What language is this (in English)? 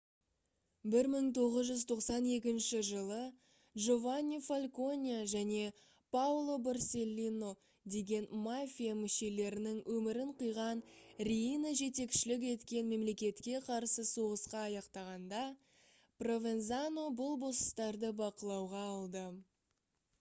Kazakh